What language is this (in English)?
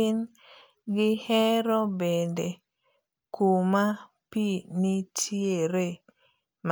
Luo (Kenya and Tanzania)